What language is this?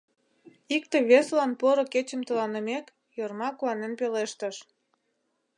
Mari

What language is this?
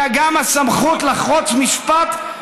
Hebrew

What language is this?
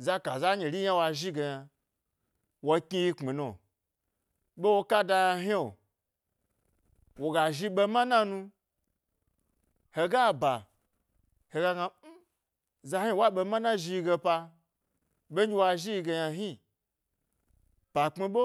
Gbari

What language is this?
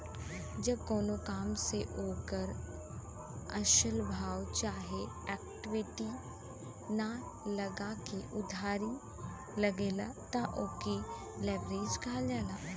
Bhojpuri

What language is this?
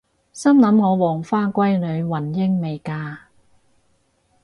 Cantonese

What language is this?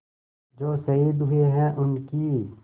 Hindi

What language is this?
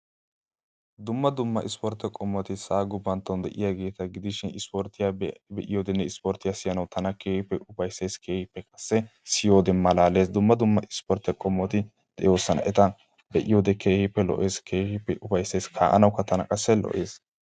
Wolaytta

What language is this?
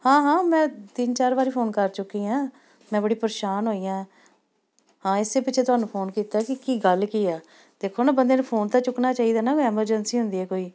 Punjabi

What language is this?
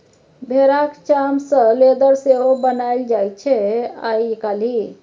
Maithili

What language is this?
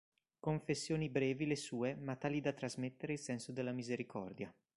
Italian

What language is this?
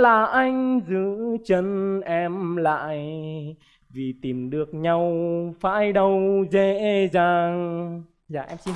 Vietnamese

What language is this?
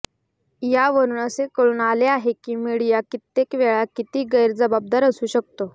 Marathi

